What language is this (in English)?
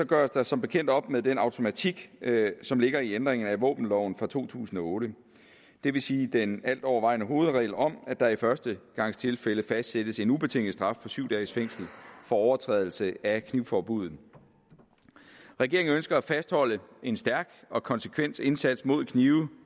Danish